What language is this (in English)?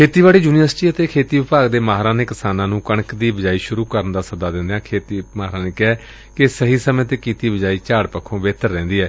Punjabi